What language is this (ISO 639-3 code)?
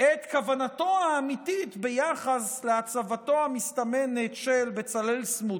heb